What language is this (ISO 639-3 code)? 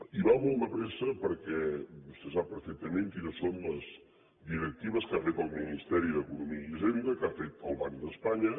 cat